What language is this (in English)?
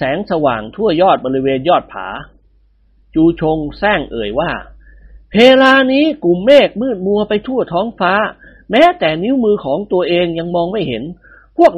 Thai